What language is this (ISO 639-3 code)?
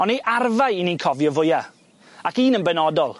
cym